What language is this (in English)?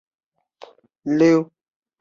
Chinese